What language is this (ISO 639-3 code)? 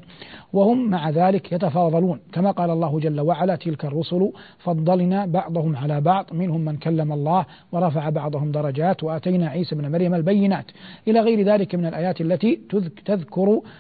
ara